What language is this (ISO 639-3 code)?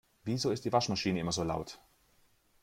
deu